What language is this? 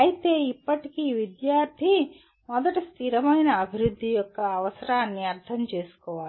Telugu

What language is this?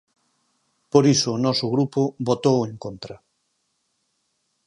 Galician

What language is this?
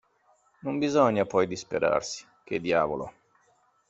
Italian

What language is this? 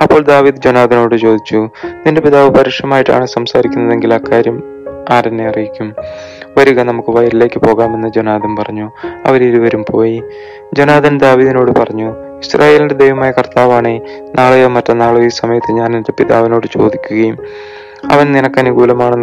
Malayalam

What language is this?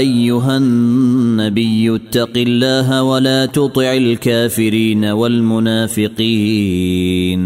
Arabic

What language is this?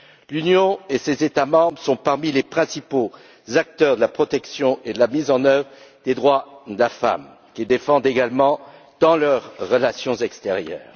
French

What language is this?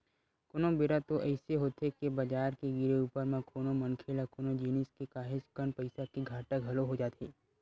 Chhattisgarhi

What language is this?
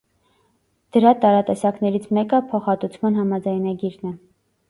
Armenian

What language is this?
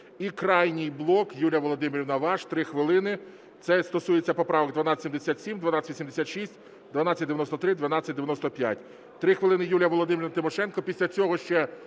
Ukrainian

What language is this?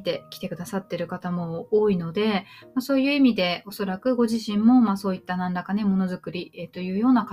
Japanese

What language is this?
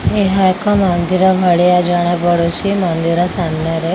Odia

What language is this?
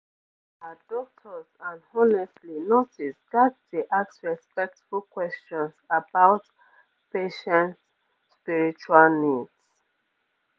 Nigerian Pidgin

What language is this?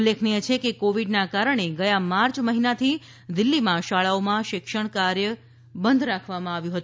Gujarati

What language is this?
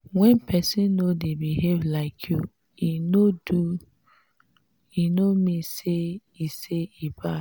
Nigerian Pidgin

